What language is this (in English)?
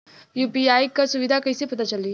Bhojpuri